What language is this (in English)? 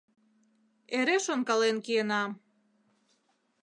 Mari